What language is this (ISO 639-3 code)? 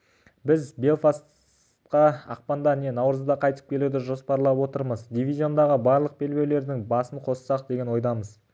kaz